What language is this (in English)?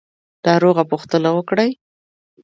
Pashto